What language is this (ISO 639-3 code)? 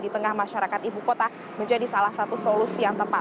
ind